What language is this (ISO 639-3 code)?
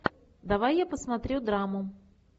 rus